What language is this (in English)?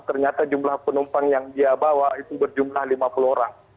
Indonesian